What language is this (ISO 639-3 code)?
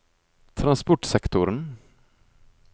nor